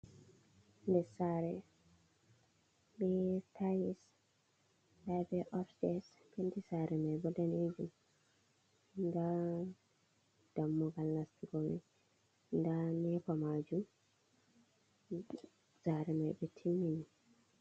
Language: Fula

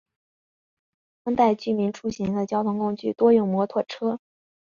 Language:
Chinese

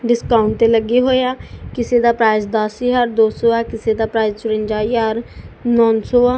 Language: Punjabi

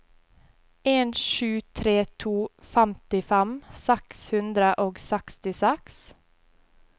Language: Norwegian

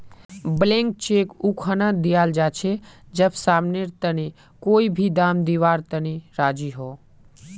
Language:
Magahi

